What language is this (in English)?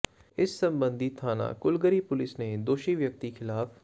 Punjabi